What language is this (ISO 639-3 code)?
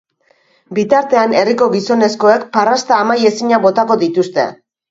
eus